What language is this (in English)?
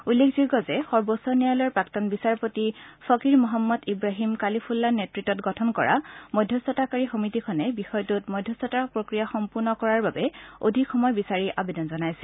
Assamese